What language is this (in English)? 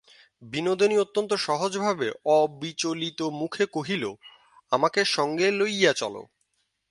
Bangla